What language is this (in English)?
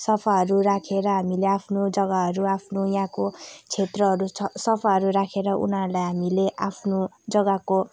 Nepali